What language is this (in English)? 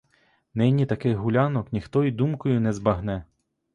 Ukrainian